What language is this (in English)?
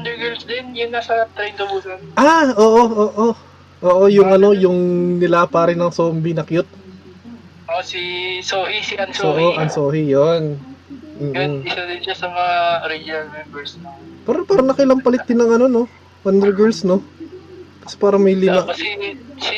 Filipino